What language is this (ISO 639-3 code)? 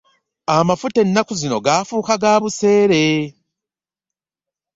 lug